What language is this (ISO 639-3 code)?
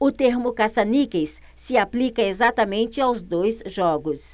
por